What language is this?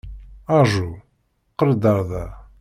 Kabyle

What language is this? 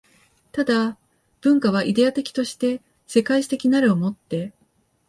Japanese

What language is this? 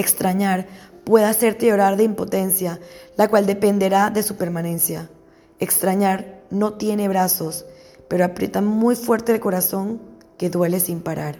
Spanish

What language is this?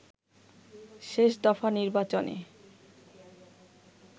Bangla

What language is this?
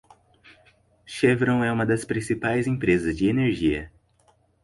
Portuguese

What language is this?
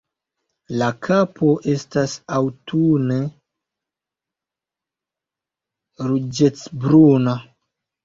Esperanto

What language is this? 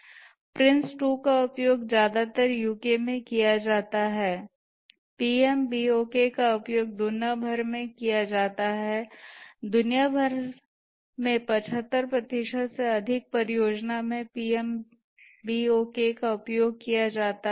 Hindi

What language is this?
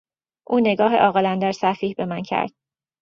Persian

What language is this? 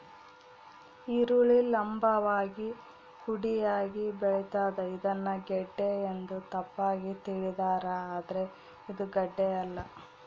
Kannada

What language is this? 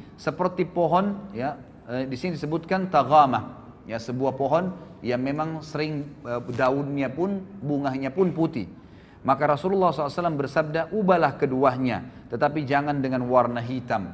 Indonesian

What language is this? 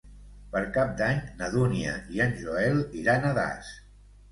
Catalan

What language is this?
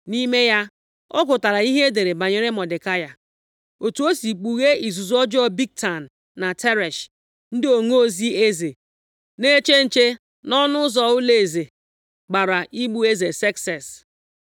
Igbo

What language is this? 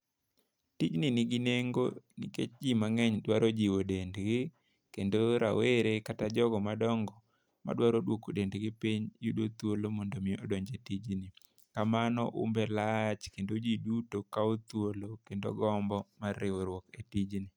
Luo (Kenya and Tanzania)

